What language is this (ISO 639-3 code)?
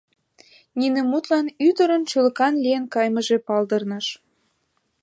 chm